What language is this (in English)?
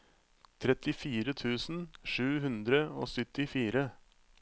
Norwegian